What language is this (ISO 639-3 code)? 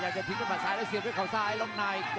tha